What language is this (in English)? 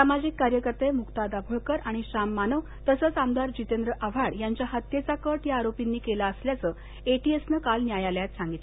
Marathi